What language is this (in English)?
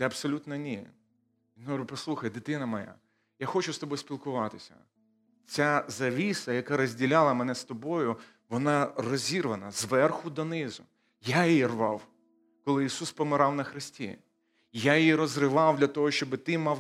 Ukrainian